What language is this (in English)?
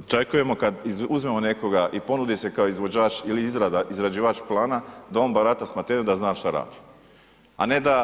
Croatian